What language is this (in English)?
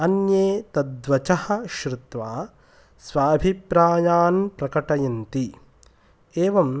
Sanskrit